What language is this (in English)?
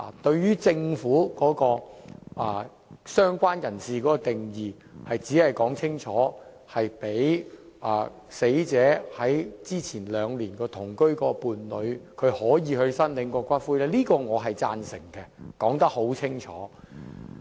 Cantonese